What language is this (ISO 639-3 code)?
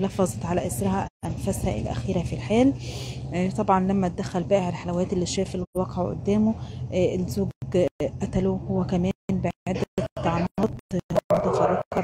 ara